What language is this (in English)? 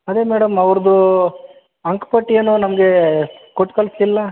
Kannada